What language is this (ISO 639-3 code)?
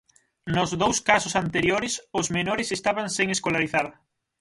glg